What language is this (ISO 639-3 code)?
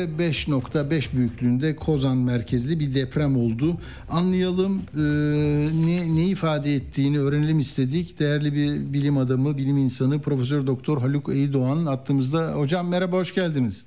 tur